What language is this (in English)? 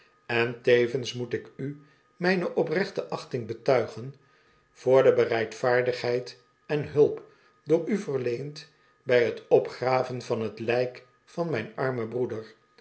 Dutch